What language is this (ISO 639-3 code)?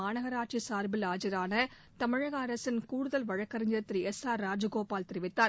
tam